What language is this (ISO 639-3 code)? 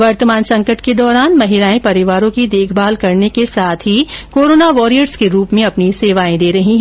hin